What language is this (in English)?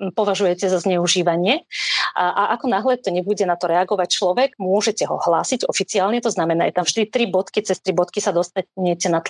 Slovak